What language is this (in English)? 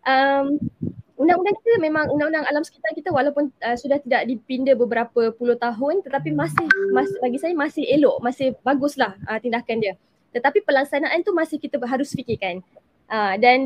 Malay